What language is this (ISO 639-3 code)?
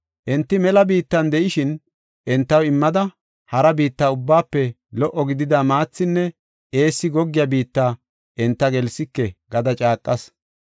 gof